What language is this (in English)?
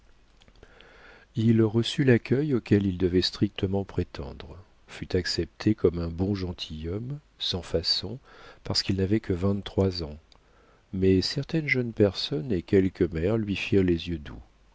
French